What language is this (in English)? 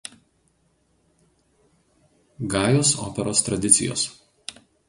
Lithuanian